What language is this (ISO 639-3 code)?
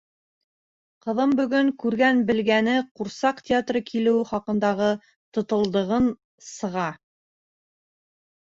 bak